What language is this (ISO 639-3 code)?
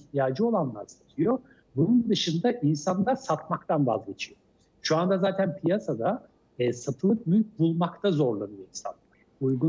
tur